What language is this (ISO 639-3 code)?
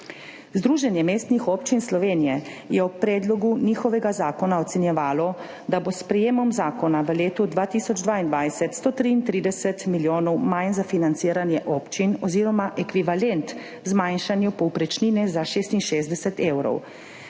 slv